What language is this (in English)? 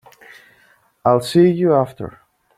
English